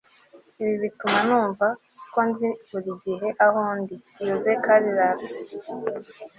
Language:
Kinyarwanda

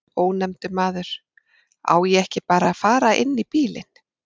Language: Icelandic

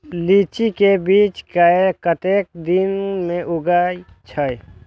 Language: Maithili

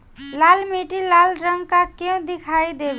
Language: Bhojpuri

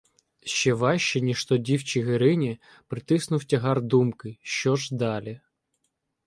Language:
Ukrainian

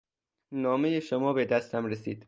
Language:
Persian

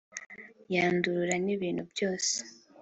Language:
Kinyarwanda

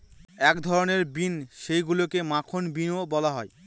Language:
Bangla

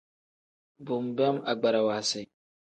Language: Tem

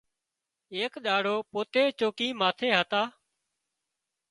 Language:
Wadiyara Koli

